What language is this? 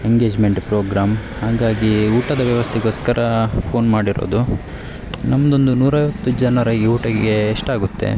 Kannada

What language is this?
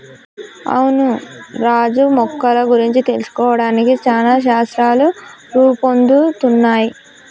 Telugu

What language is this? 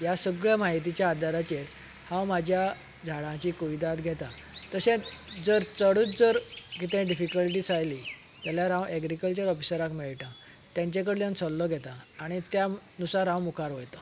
Konkani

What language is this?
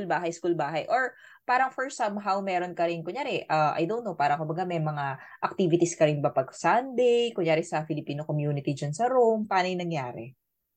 Filipino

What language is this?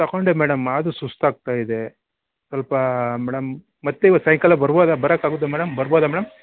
Kannada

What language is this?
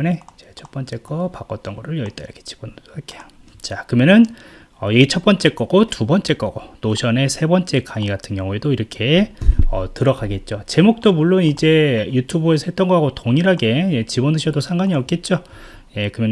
Korean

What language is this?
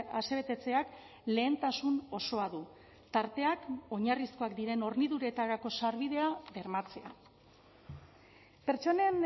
Basque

